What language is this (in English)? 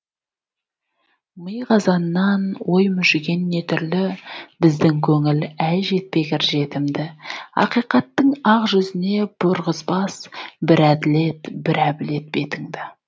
Kazakh